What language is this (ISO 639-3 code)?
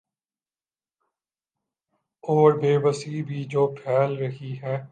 urd